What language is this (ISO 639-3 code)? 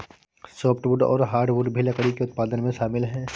hin